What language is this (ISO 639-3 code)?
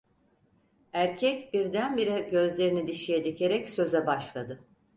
tur